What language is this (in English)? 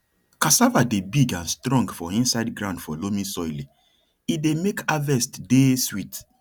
Nigerian Pidgin